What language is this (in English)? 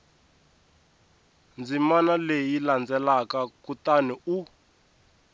Tsonga